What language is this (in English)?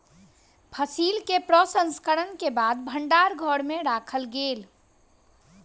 Maithili